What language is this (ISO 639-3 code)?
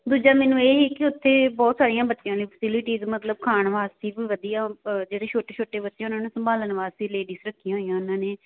pan